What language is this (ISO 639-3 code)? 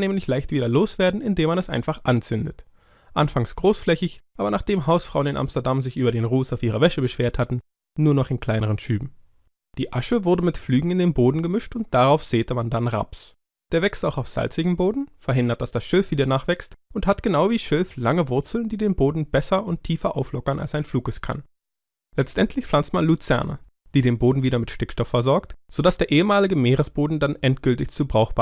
deu